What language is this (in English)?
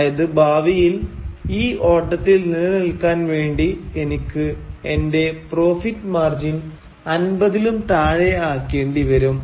Malayalam